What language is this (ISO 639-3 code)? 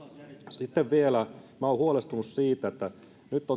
fin